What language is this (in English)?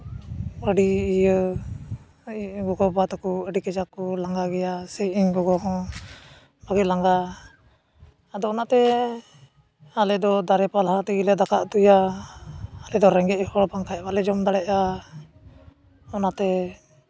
Santali